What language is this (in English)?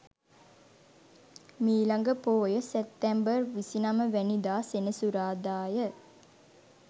Sinhala